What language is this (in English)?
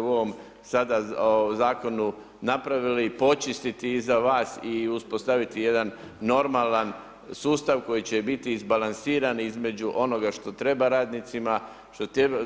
Croatian